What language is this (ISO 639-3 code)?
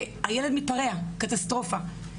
heb